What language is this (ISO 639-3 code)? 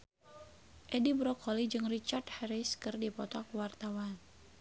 sun